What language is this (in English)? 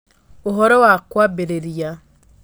Kikuyu